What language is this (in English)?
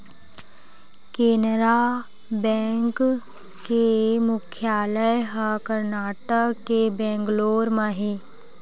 Chhattisgarhi